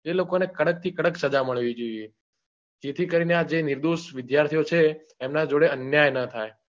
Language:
Gujarati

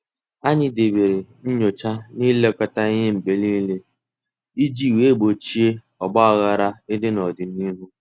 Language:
Igbo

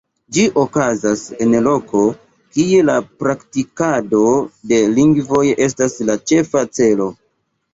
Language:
Esperanto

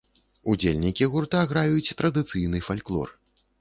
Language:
Belarusian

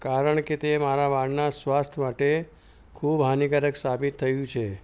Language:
Gujarati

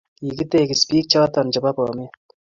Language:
Kalenjin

